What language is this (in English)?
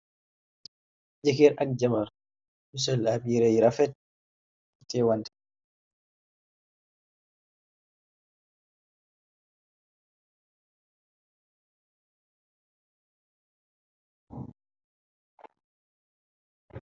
Wolof